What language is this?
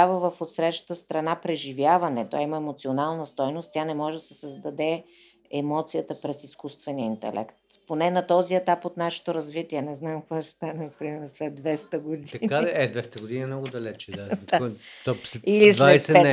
Bulgarian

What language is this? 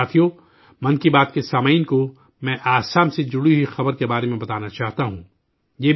Urdu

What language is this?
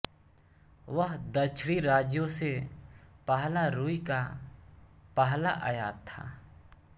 Hindi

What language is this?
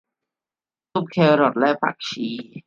Thai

